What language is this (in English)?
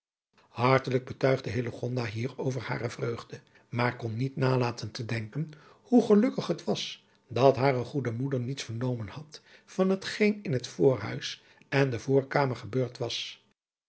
Dutch